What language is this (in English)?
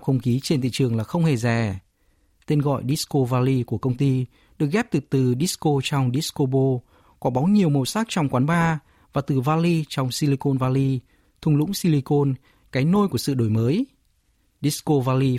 Vietnamese